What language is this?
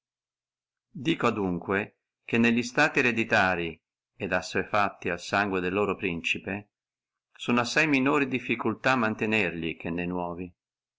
Italian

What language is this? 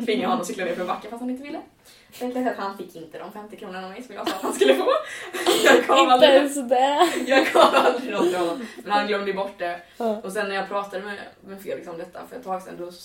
Swedish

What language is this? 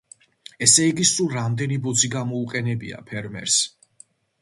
Georgian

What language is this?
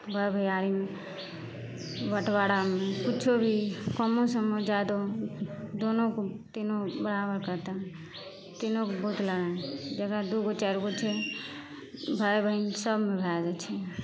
Maithili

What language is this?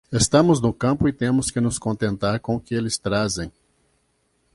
Portuguese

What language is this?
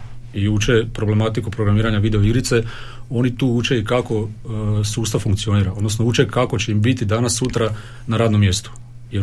Croatian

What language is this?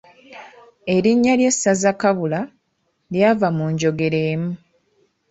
Ganda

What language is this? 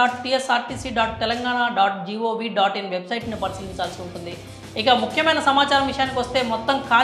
Telugu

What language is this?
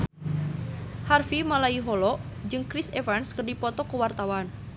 Sundanese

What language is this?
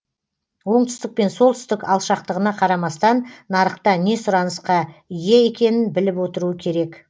Kazakh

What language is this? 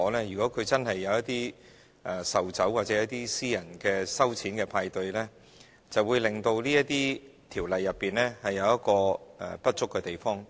Cantonese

